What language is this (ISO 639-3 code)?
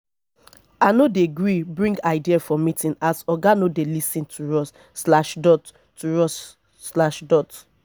pcm